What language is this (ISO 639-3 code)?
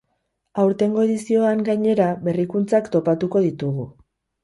eus